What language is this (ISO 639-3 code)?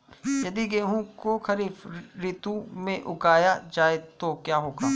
hin